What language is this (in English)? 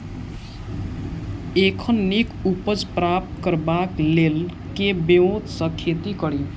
Maithili